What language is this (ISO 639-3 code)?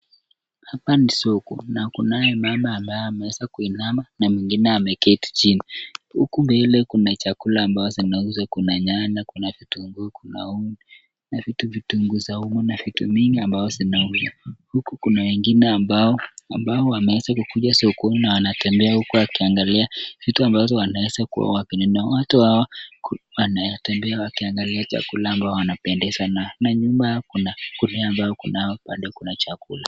swa